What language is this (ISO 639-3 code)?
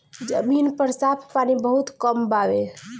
bho